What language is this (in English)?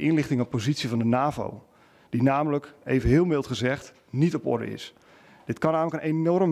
Dutch